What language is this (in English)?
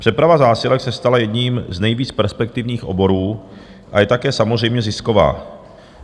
Czech